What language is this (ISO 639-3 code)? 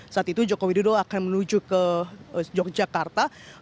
ind